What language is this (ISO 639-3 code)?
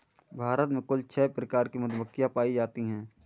hin